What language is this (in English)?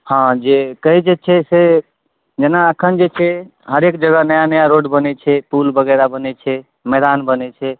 Maithili